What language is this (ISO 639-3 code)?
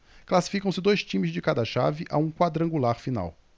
por